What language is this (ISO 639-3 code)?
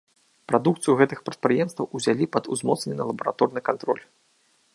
bel